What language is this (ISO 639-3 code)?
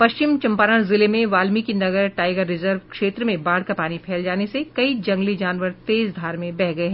hin